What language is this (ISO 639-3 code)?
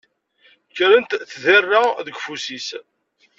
kab